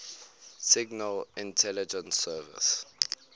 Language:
English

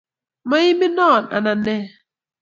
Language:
Kalenjin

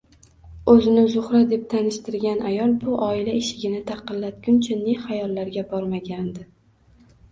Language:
Uzbek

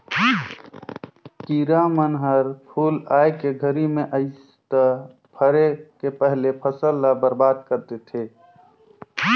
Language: Chhattisgarhi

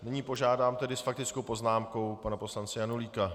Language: Czech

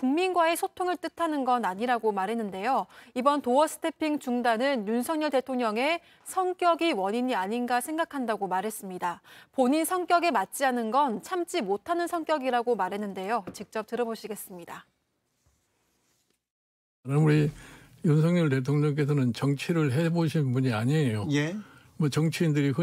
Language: Korean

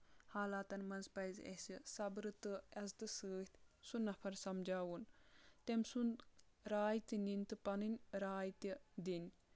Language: Kashmiri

